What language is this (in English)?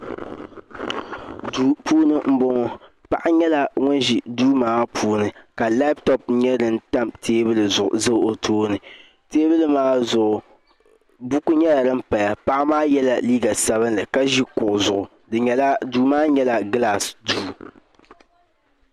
Dagbani